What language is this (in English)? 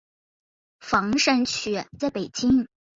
Chinese